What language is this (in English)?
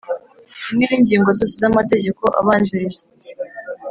Kinyarwanda